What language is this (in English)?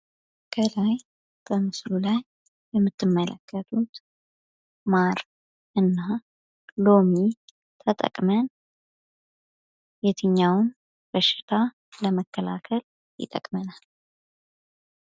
Amharic